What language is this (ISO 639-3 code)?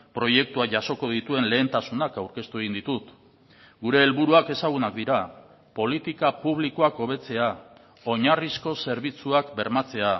eus